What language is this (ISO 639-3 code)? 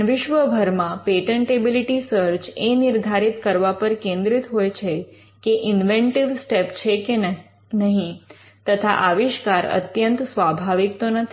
guj